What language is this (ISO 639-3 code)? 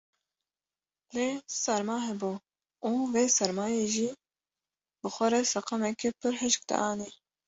kur